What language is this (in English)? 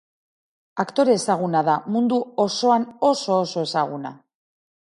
Basque